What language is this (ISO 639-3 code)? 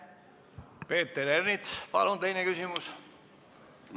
est